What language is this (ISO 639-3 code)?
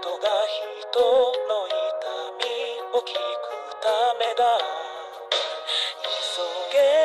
ara